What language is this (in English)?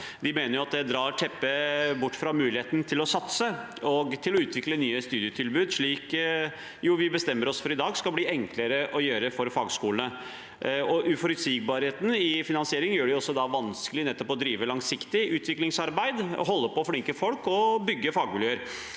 Norwegian